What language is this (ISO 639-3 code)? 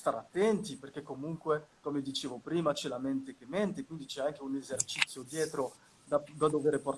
ita